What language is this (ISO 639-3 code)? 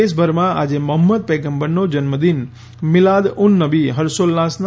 guj